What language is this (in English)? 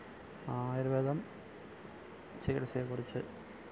Malayalam